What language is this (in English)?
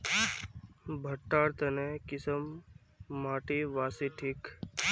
Magahi